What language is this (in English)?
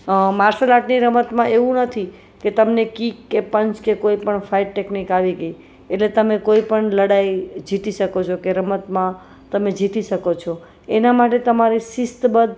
Gujarati